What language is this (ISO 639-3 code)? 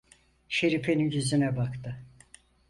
tur